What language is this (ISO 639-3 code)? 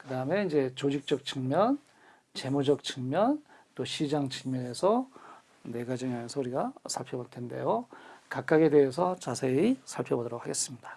kor